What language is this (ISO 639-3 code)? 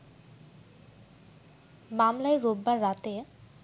ben